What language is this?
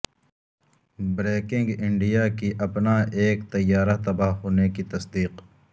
Urdu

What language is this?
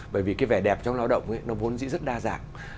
Vietnamese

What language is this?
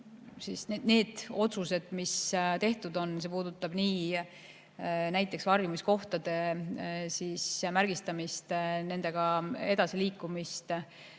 Estonian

